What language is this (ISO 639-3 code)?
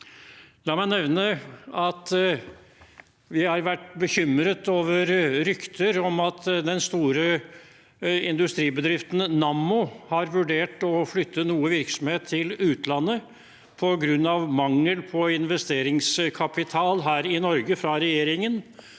nor